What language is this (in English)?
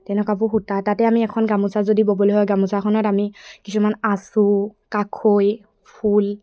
Assamese